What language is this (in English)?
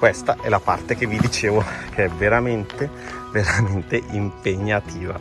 Italian